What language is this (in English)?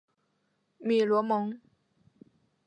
Chinese